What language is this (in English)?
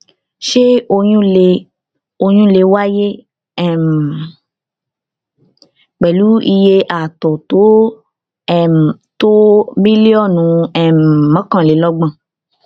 Yoruba